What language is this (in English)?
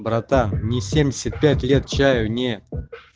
Russian